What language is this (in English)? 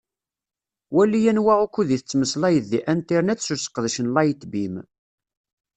Kabyle